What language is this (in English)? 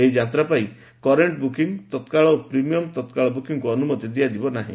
Odia